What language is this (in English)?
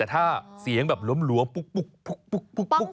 Thai